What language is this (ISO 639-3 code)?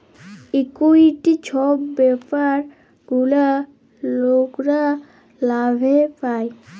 ben